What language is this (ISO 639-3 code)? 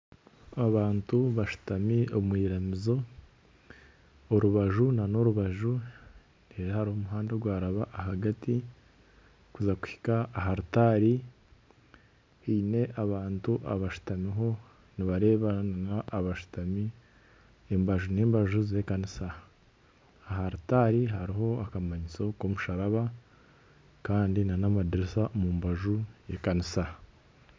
nyn